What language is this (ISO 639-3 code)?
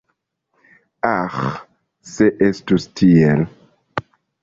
epo